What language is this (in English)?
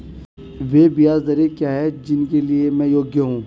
Hindi